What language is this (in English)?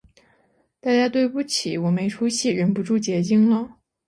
Chinese